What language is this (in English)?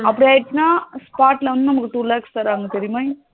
Tamil